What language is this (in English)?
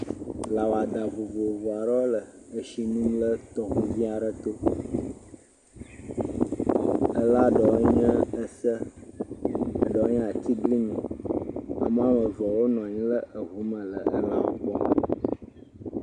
Ewe